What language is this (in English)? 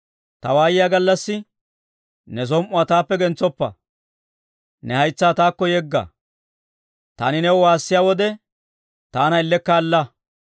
Dawro